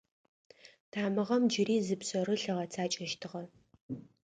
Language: Adyghe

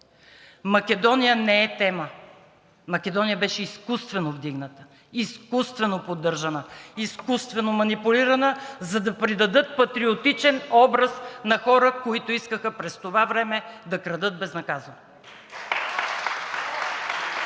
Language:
Bulgarian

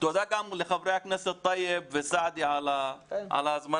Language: Hebrew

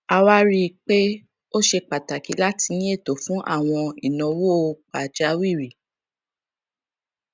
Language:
Yoruba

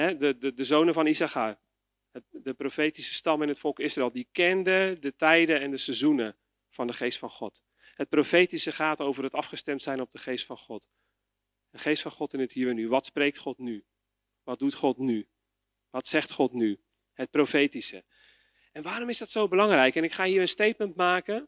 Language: Dutch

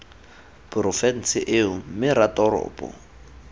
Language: Tswana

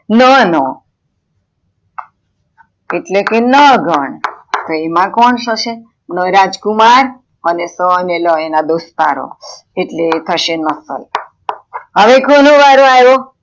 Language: Gujarati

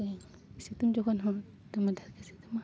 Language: Santali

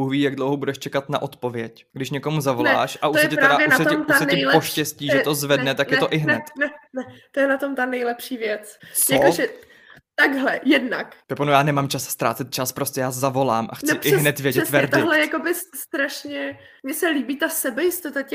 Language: Czech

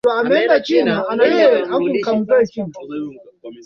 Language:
Swahili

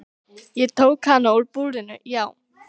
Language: Icelandic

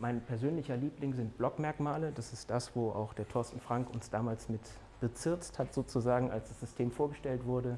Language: German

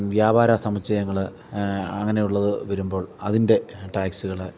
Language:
Malayalam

